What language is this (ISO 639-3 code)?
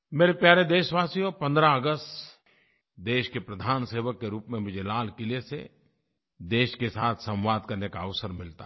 hin